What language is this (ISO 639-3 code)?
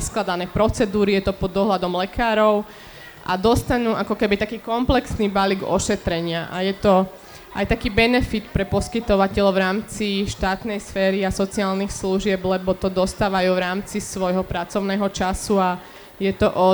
slk